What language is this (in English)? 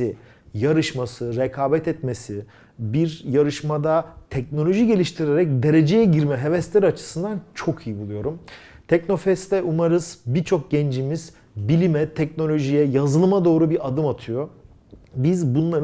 Turkish